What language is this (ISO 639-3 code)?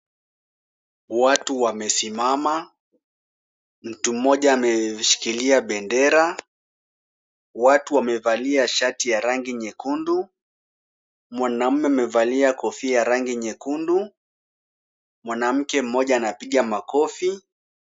swa